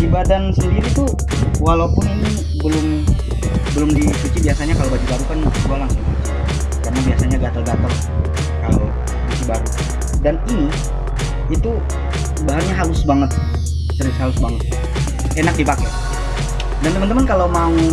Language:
Indonesian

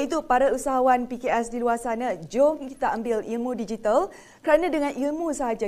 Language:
Malay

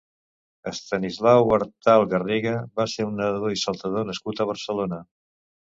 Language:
Catalan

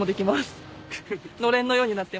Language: Japanese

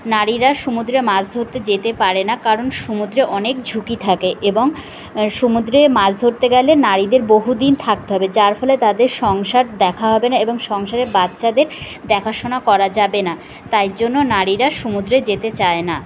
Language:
Bangla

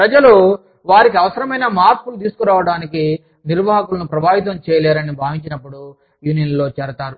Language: Telugu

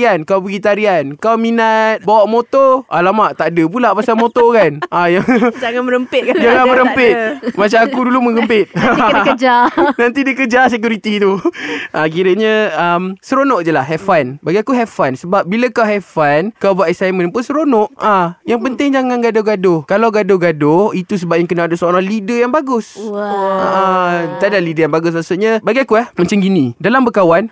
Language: Malay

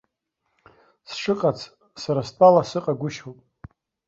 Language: Abkhazian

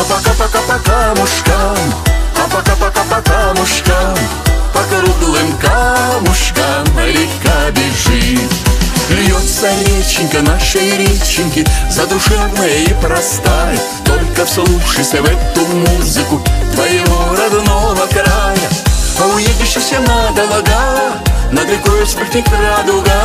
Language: Russian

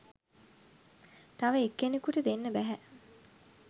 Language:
Sinhala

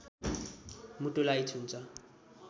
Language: Nepali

